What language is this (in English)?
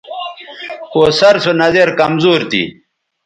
Bateri